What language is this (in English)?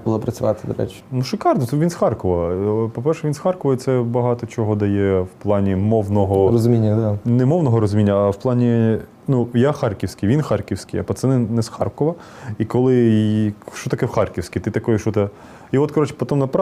Ukrainian